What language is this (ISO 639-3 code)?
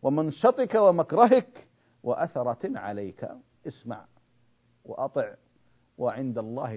ara